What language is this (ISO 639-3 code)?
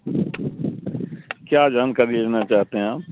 urd